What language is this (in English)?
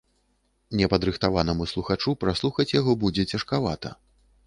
Belarusian